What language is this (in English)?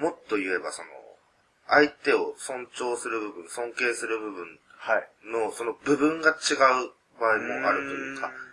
Japanese